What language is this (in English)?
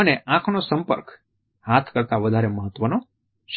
Gujarati